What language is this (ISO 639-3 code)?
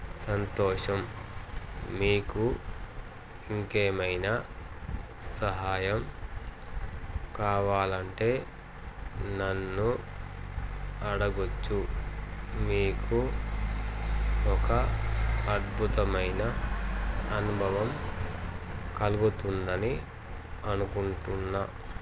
tel